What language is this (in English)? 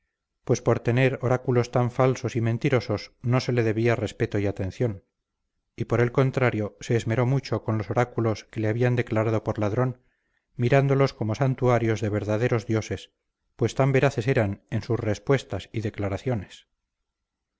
Spanish